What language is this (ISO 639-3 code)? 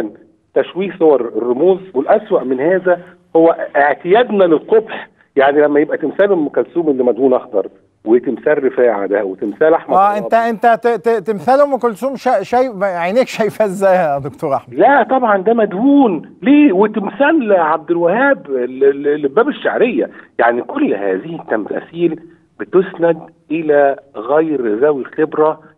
ara